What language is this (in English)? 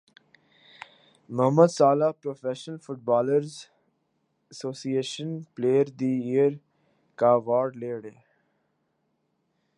Urdu